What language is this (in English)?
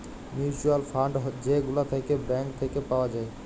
Bangla